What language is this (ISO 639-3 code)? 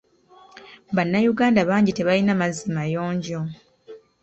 lug